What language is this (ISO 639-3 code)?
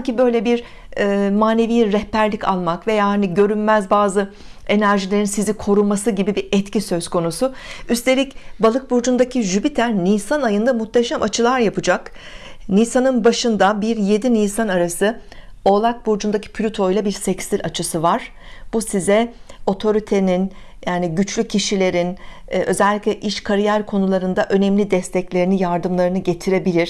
tur